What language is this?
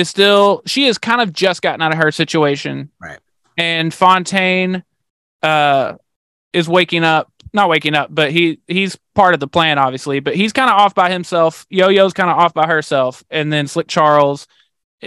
English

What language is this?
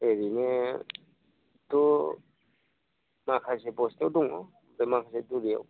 Bodo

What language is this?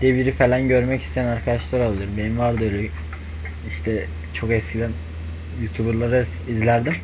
Turkish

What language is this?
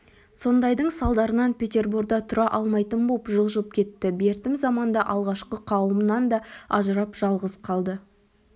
Kazakh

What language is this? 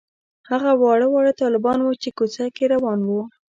Pashto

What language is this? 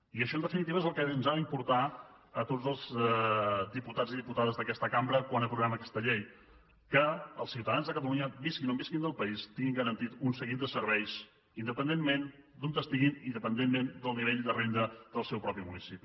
Catalan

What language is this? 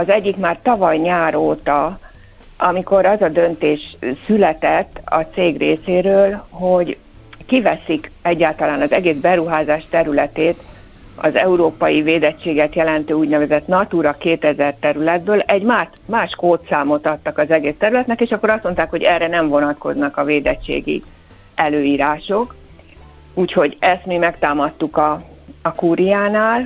Hungarian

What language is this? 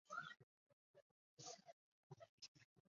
Chinese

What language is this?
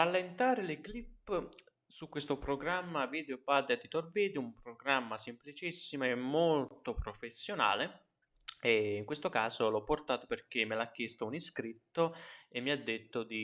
Italian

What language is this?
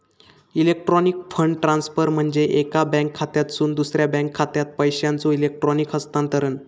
Marathi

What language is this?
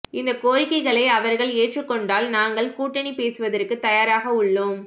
Tamil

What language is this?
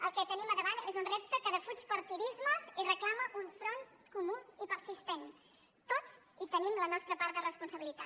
Catalan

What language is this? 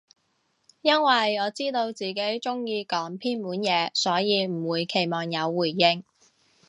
Cantonese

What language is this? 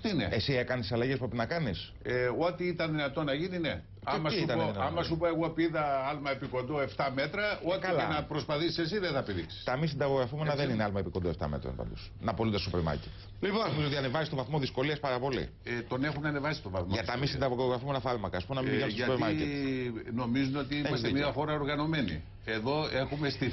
Greek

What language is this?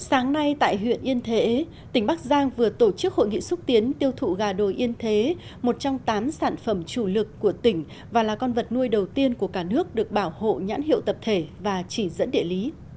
Vietnamese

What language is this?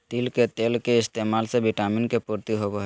Magahi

